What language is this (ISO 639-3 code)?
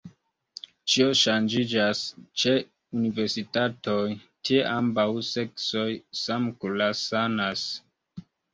epo